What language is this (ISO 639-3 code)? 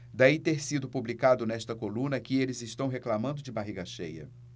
por